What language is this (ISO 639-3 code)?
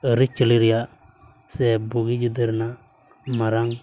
sat